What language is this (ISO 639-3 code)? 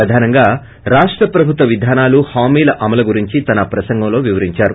tel